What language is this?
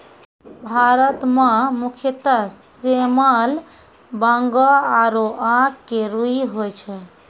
Maithili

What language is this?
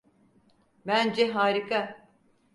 Turkish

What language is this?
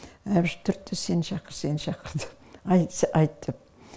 Kazakh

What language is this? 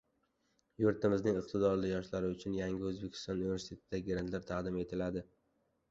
Uzbek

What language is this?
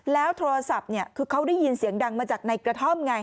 Thai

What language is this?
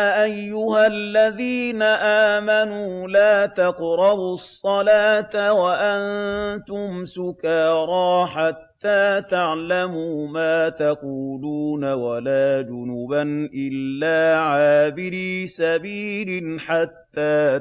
Arabic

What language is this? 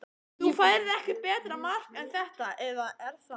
Icelandic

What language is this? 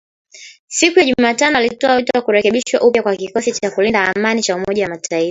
Swahili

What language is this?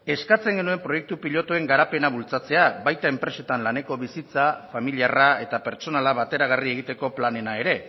Basque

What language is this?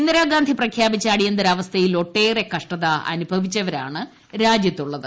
Malayalam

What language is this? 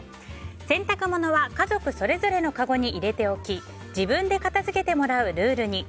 Japanese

